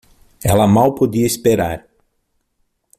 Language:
Portuguese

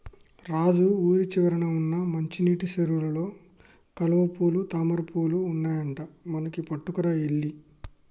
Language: Telugu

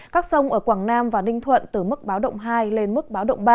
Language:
Vietnamese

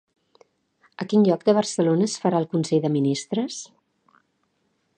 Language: Catalan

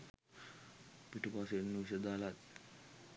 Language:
Sinhala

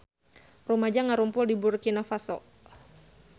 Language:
Sundanese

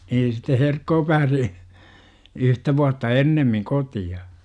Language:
Finnish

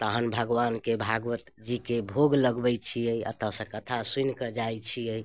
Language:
Maithili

